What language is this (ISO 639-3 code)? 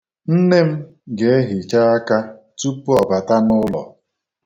ibo